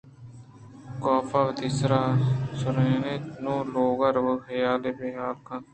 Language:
Eastern Balochi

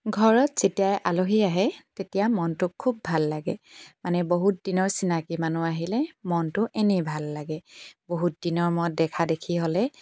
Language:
Assamese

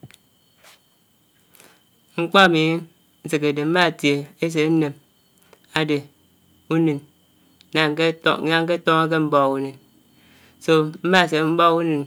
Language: Anaang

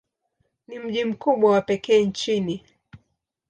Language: Swahili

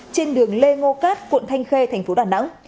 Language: Vietnamese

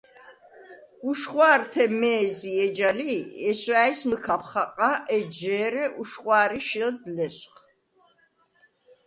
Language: Svan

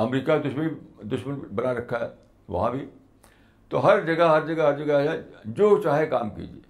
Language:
Urdu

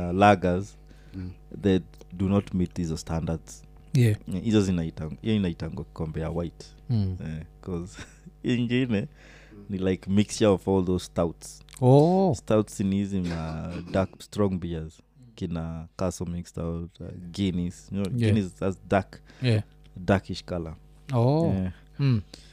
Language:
Swahili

